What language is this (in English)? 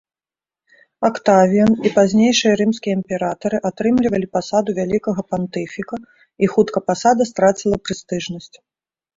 Belarusian